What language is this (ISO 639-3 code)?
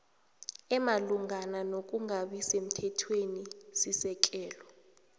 nbl